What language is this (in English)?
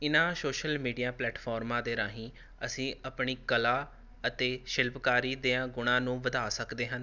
Punjabi